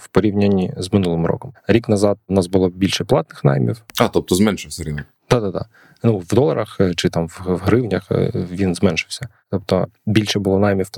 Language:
Ukrainian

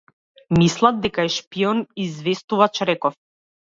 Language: Macedonian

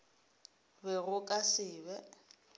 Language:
Northern Sotho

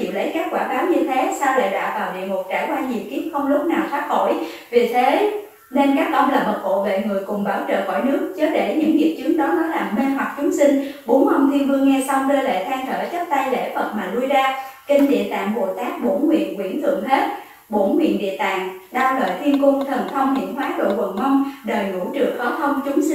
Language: Vietnamese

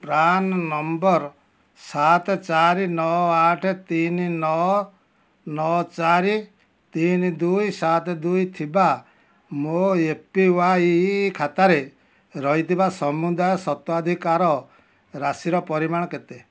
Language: Odia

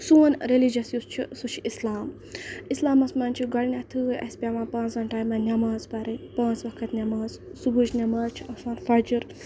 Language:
Kashmiri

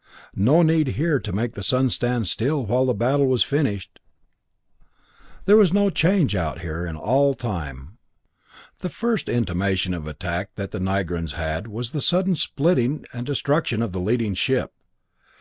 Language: English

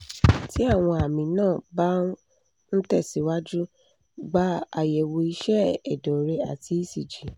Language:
Yoruba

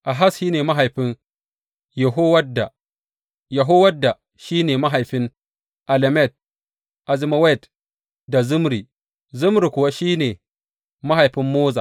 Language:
Hausa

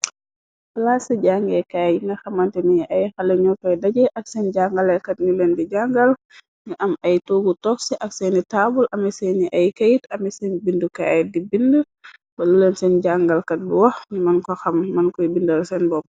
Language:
Wolof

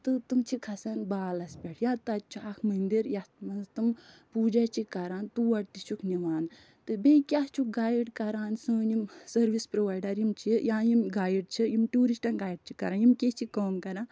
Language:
Kashmiri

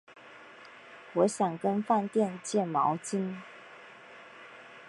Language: Chinese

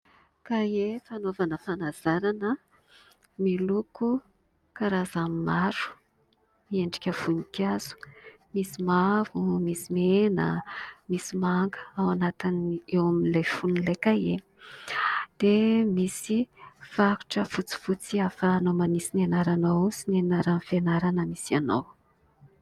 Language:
Malagasy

